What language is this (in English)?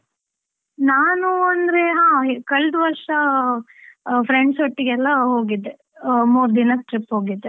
Kannada